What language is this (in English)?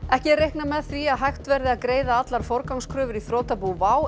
Icelandic